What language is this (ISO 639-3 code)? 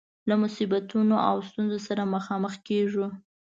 pus